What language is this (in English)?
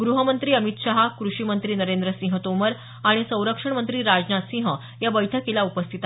Marathi